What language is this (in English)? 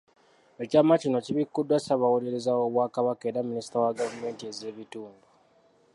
Ganda